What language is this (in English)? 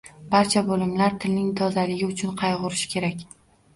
Uzbek